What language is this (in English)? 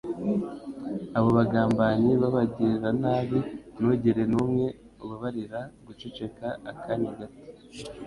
Kinyarwanda